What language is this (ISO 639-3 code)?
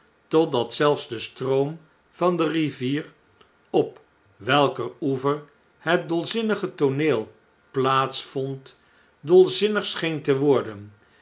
nld